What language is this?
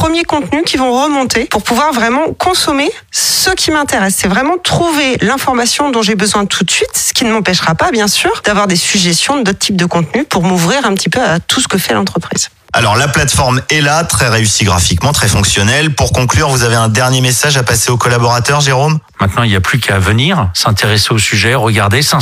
French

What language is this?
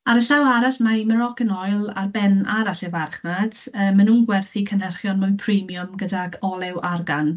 Welsh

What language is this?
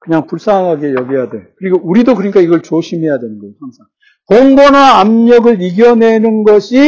Korean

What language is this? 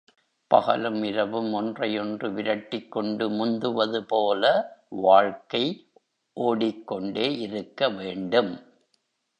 Tamil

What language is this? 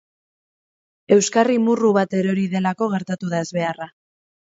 Basque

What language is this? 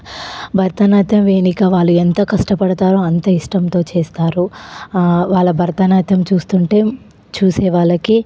Telugu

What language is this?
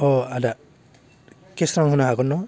Bodo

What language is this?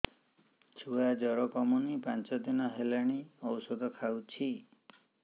Odia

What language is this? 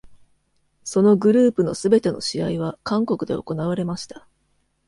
Japanese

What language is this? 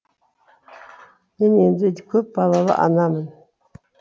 Kazakh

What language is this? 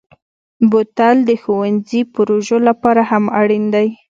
Pashto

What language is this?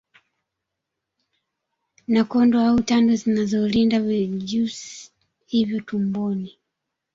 Swahili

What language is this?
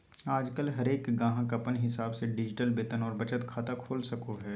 Magahi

